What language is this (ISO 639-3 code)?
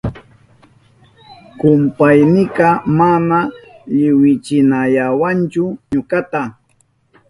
qup